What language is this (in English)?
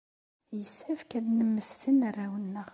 Kabyle